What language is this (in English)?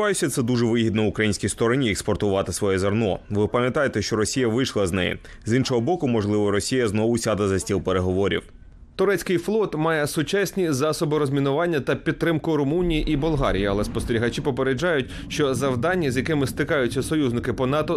Ukrainian